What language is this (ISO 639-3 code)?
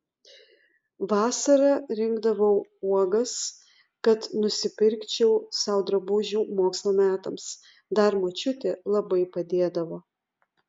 lit